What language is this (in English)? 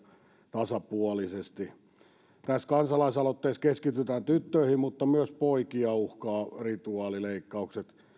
Finnish